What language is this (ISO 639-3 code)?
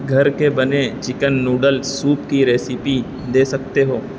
urd